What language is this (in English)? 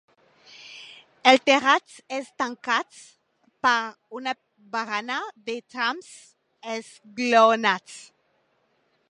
Catalan